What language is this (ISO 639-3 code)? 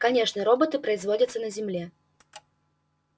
rus